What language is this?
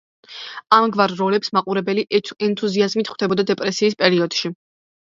Georgian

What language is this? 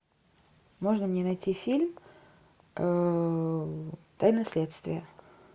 Russian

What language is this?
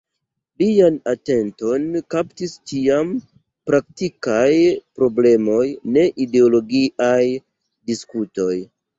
Esperanto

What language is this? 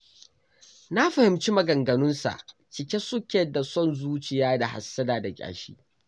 Hausa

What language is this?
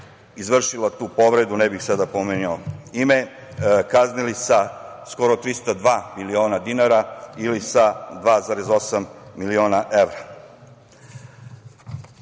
Serbian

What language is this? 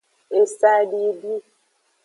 Aja (Benin)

